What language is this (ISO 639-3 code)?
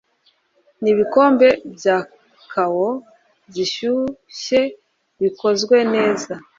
kin